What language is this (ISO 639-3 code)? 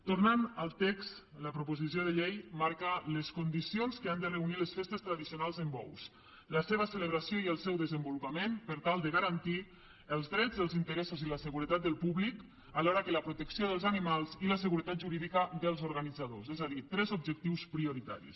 cat